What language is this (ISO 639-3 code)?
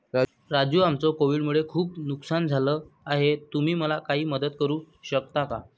mar